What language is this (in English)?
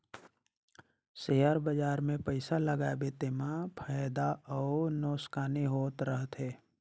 Chhattisgarhi